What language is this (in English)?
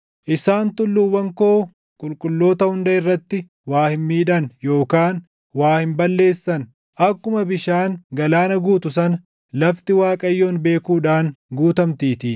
Oromo